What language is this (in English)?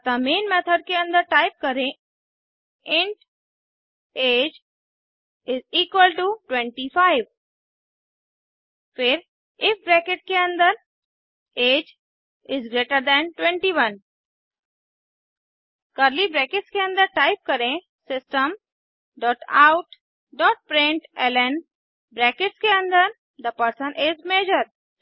Hindi